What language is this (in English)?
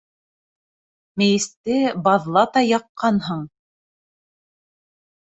Bashkir